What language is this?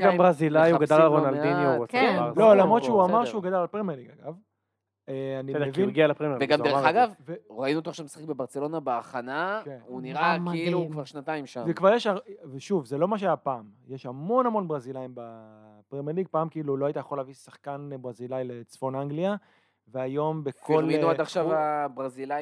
Hebrew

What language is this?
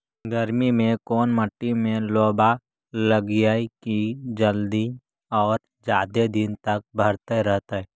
Magahi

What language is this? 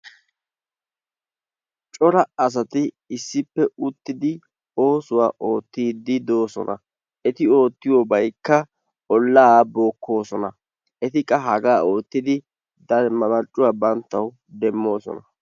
Wolaytta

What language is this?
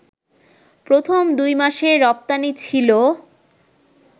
Bangla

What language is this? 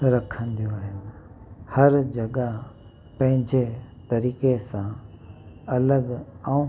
Sindhi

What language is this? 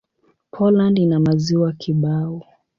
Swahili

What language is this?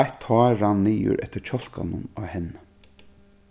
Faroese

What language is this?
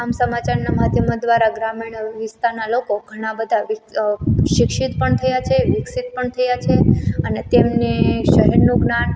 Gujarati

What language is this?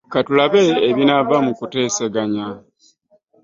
Ganda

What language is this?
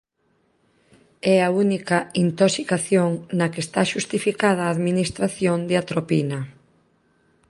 Galician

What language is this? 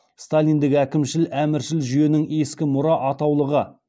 Kazakh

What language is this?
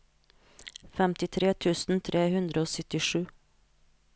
Norwegian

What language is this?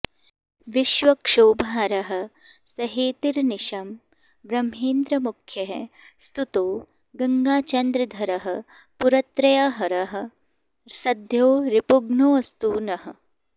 Sanskrit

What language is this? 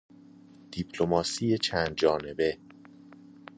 Persian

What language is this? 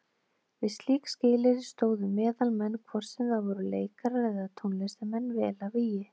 Icelandic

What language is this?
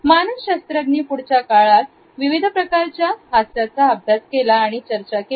Marathi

